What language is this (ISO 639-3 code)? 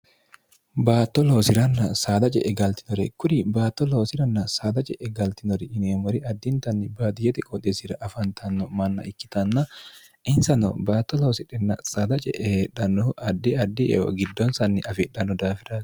sid